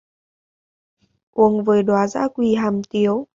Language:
Vietnamese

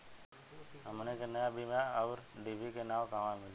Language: Bhojpuri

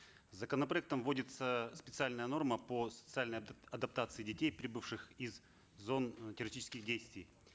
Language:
Kazakh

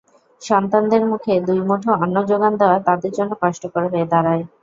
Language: Bangla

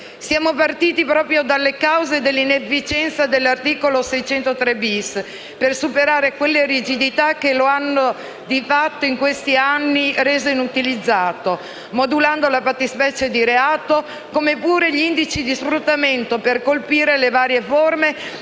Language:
Italian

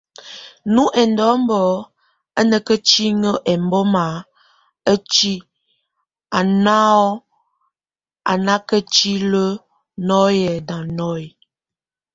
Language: Tunen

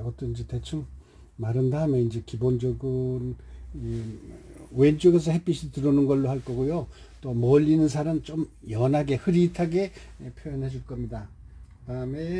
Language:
Korean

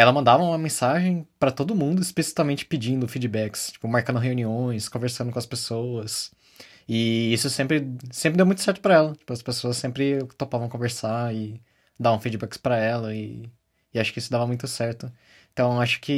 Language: Portuguese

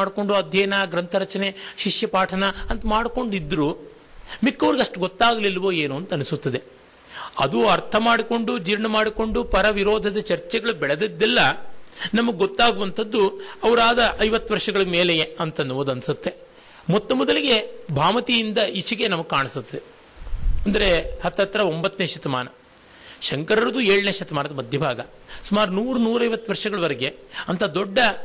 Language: Kannada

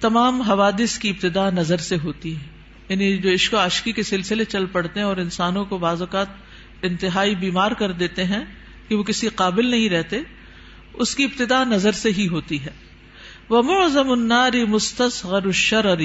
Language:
Urdu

